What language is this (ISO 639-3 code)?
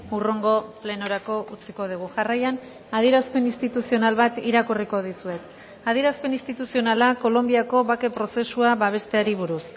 eus